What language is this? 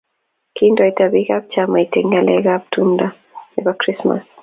Kalenjin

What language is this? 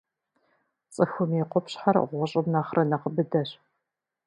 Kabardian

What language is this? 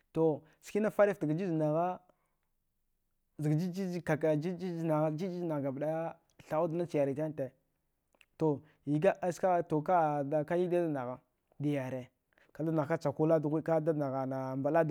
Dghwede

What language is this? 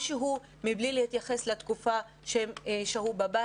Hebrew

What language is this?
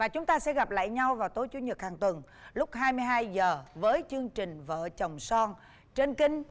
Vietnamese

